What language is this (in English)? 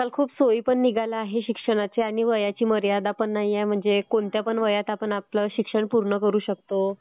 Marathi